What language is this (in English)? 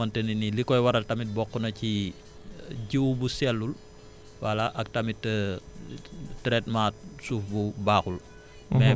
Wolof